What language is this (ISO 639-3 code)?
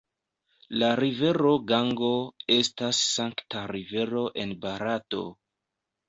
epo